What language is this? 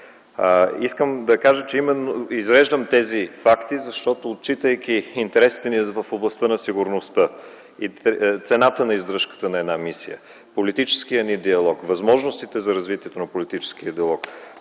Bulgarian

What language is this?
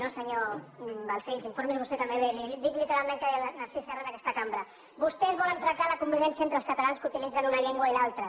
Catalan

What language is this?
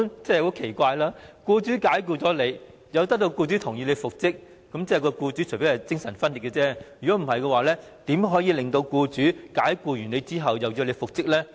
Cantonese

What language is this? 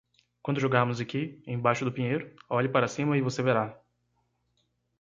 Portuguese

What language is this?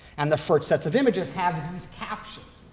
English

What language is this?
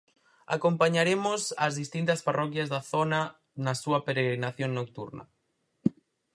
Galician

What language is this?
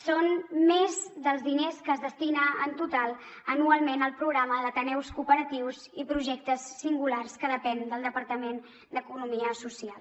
Catalan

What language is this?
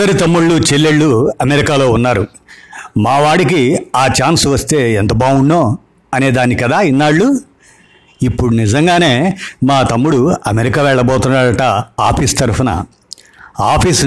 Telugu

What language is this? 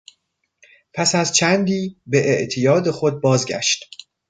Persian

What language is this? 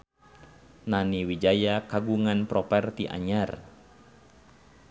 Sundanese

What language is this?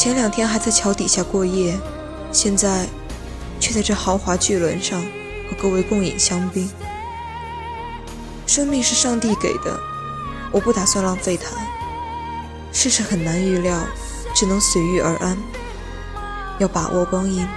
Chinese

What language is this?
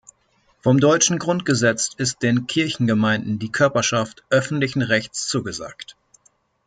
German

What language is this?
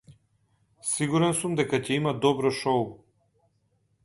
Macedonian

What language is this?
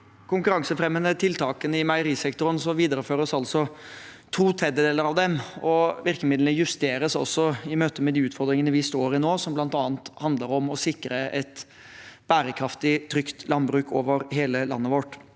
Norwegian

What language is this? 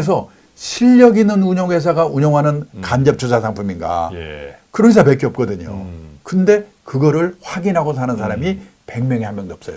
Korean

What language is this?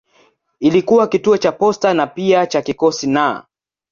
Swahili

